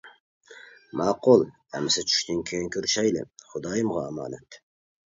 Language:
Uyghur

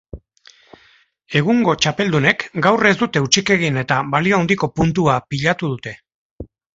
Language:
Basque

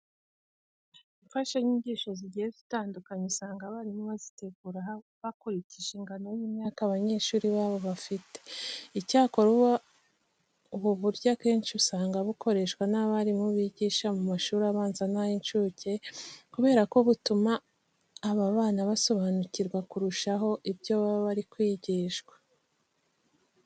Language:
Kinyarwanda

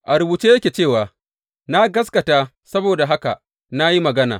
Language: Hausa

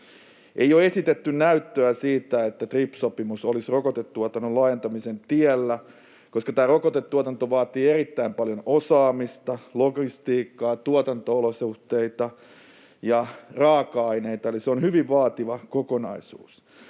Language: Finnish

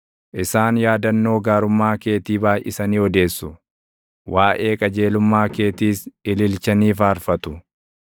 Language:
Oromo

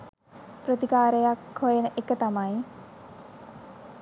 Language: Sinhala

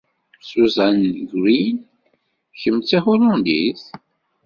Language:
Kabyle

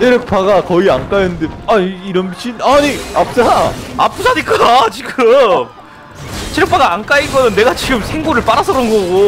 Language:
Korean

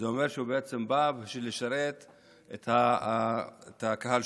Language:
Hebrew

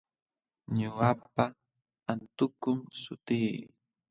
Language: Jauja Wanca Quechua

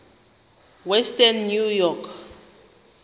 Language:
Xhosa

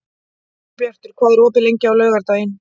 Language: Icelandic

